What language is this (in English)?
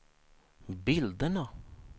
Swedish